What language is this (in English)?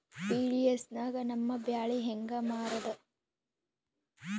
Kannada